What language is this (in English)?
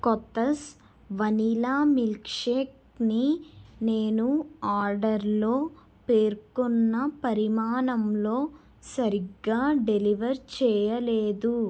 Telugu